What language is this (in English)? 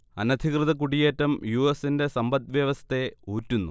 Malayalam